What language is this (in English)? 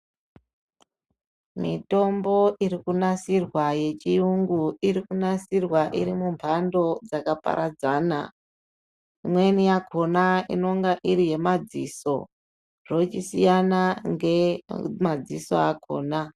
Ndau